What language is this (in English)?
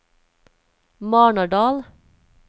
Norwegian